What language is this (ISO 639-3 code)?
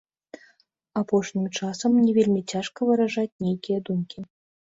bel